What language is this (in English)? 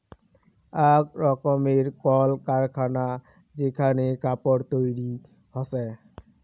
Bangla